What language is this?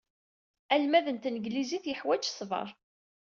Kabyle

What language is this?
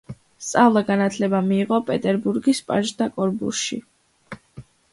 Georgian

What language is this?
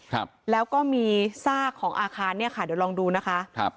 Thai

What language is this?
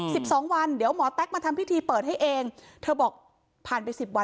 Thai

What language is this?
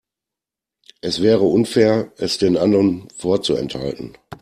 German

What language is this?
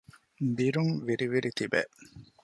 Divehi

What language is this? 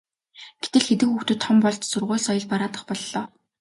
Mongolian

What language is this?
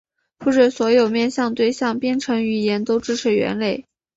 Chinese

